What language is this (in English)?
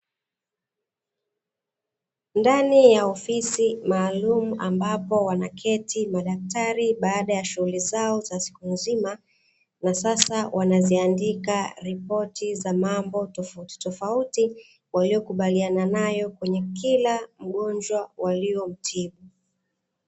Swahili